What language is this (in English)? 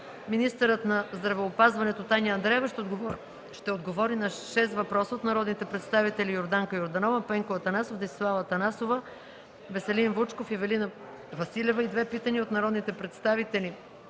Bulgarian